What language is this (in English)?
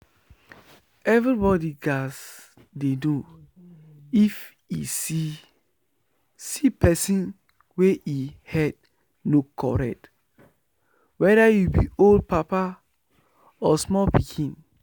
Nigerian Pidgin